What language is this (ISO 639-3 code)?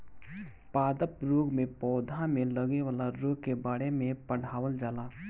bho